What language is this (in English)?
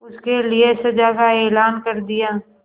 Hindi